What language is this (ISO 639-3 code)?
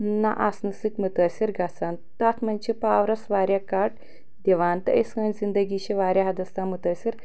kas